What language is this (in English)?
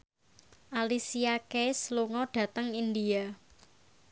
Javanese